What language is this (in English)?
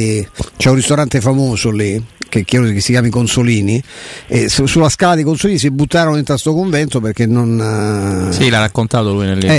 Italian